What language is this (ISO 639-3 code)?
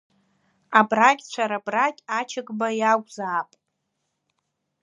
abk